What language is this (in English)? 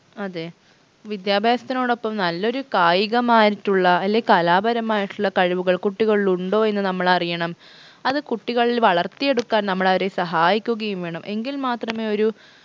Malayalam